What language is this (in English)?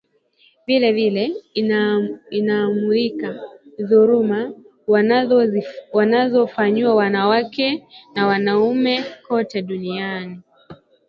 Swahili